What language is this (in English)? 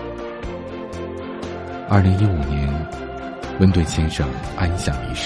Chinese